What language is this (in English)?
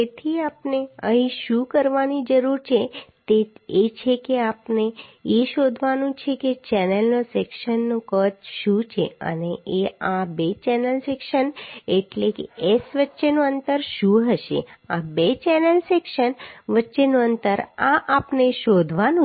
Gujarati